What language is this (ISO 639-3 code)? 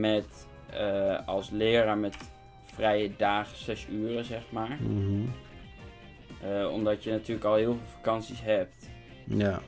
nld